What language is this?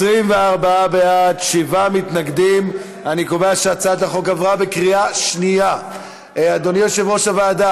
Hebrew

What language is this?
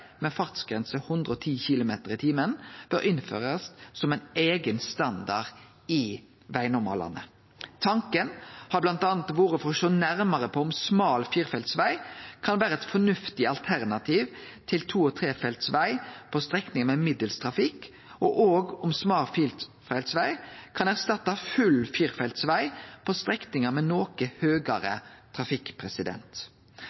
Norwegian Nynorsk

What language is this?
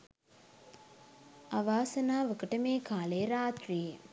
Sinhala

